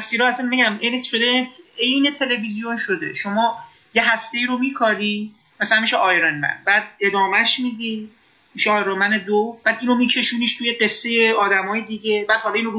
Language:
Persian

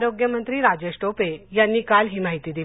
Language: Marathi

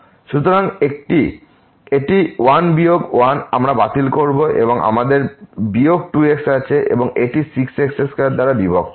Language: Bangla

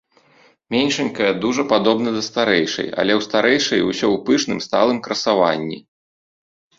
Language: Belarusian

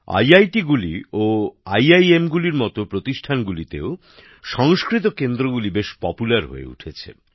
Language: Bangla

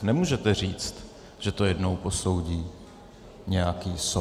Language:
Czech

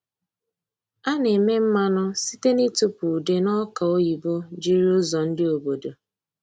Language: Igbo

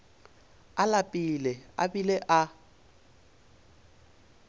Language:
Northern Sotho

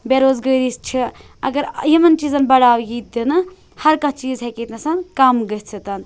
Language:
Kashmiri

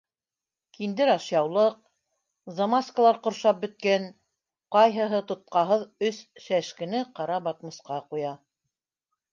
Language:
Bashkir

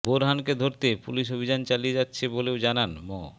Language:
Bangla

